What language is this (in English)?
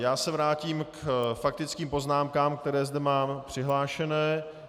Czech